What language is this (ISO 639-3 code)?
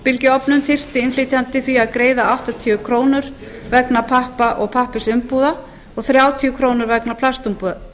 isl